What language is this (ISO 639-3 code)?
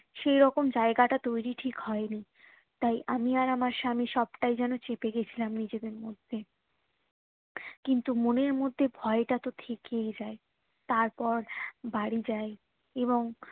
ben